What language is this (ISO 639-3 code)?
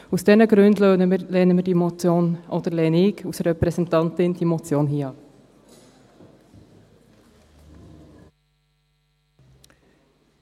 gsw